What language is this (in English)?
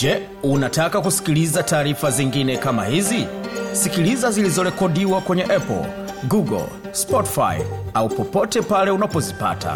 Swahili